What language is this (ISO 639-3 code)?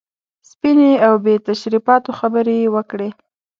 pus